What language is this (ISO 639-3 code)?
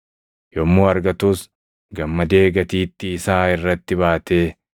orm